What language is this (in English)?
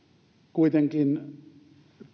Finnish